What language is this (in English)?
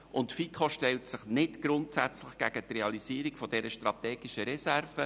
Swiss German